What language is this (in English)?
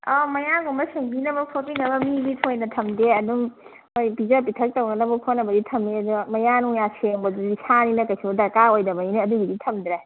Manipuri